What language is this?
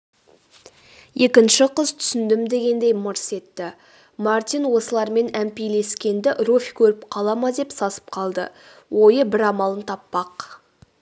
Kazakh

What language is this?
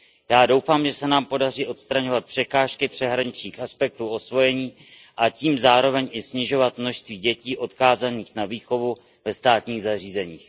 Czech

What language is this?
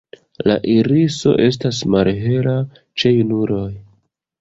Esperanto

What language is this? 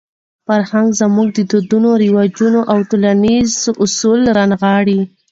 Pashto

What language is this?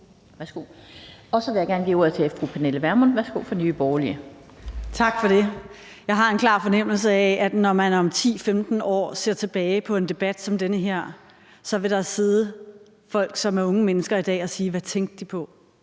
Danish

